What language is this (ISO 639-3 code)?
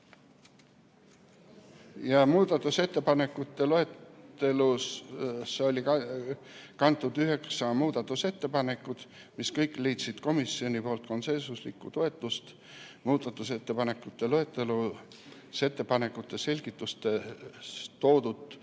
est